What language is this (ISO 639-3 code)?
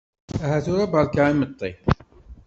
kab